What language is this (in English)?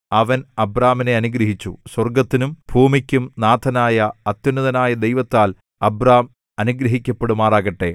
Malayalam